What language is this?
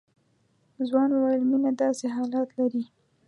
Pashto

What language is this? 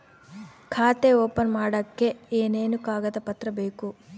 Kannada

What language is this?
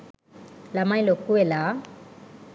Sinhala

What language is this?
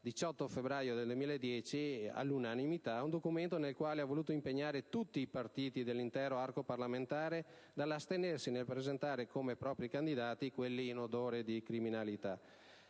Italian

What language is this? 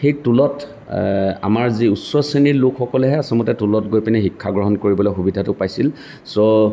Assamese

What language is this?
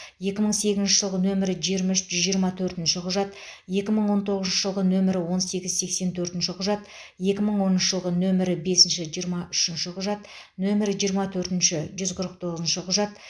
Kazakh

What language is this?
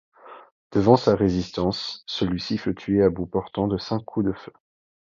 French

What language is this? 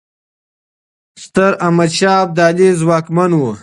Pashto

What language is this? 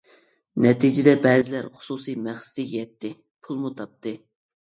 Uyghur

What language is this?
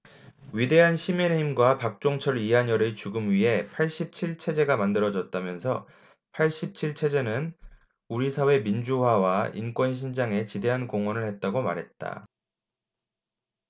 Korean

